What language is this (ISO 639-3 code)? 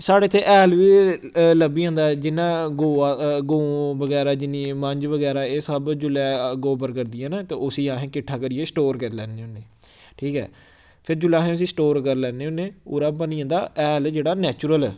doi